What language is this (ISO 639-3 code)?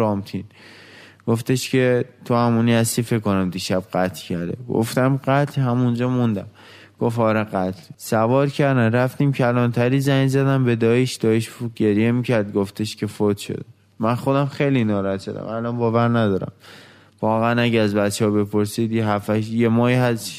fas